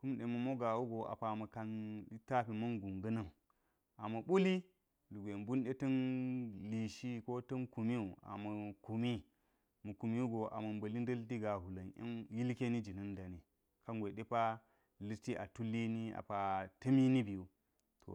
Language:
Geji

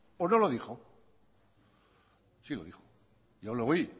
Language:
Spanish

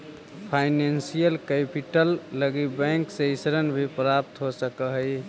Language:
Magahi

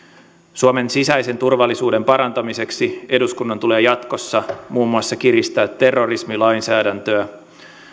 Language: Finnish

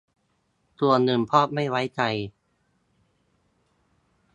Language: Thai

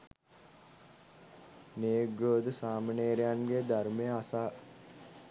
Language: Sinhala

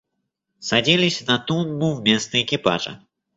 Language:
Russian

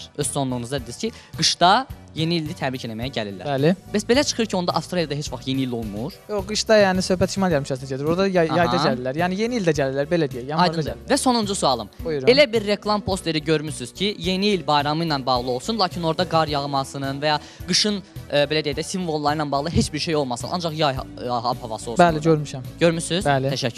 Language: Turkish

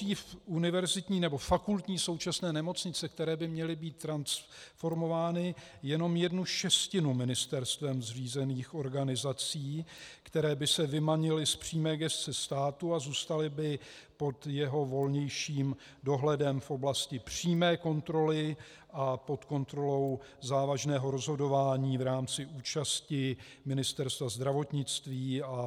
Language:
Czech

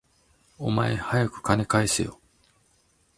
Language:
Japanese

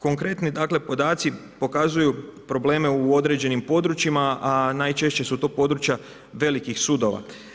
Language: Croatian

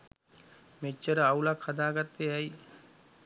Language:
Sinhala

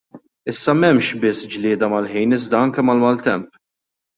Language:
Maltese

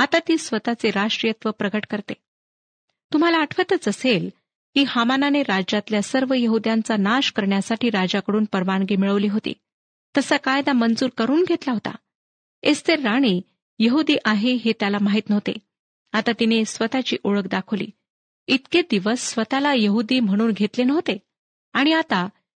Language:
Marathi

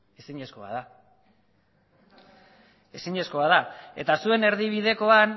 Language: Basque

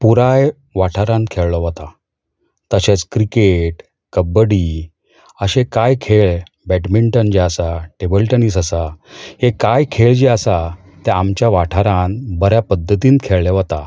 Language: Konkani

